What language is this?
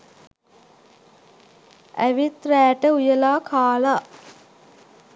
Sinhala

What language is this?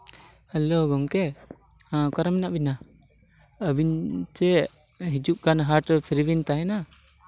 Santali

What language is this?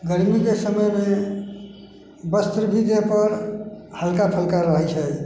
Maithili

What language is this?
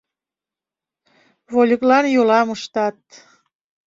Mari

